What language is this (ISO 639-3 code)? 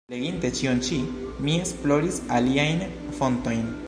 epo